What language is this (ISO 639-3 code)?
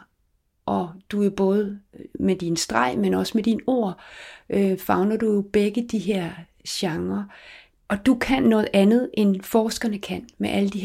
dan